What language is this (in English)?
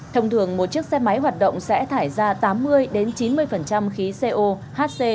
Vietnamese